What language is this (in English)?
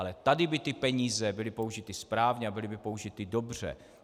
Czech